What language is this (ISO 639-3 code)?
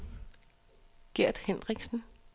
dan